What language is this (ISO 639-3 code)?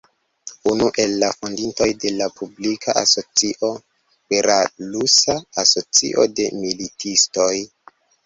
epo